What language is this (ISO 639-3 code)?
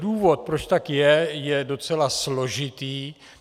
ces